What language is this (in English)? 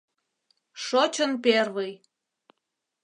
Mari